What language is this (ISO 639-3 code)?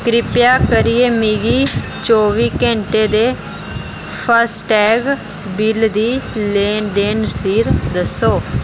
doi